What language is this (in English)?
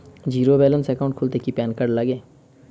Bangla